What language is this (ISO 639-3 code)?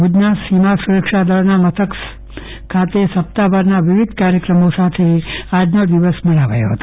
guj